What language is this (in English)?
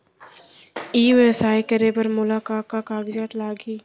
Chhattisgarhi